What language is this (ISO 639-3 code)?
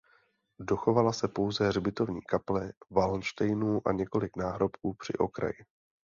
ces